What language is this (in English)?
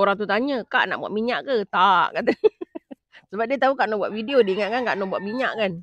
Malay